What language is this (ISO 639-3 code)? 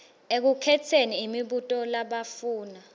ssw